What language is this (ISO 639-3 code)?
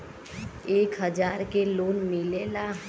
bho